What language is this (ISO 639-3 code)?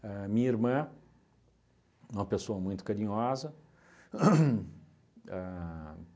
por